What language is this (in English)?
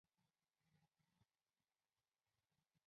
Chinese